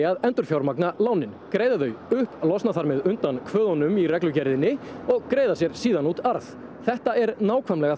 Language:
Icelandic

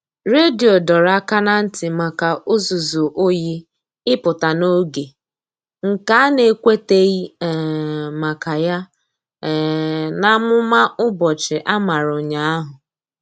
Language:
Igbo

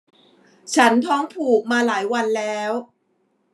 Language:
Thai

